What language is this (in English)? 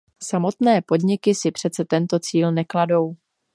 Czech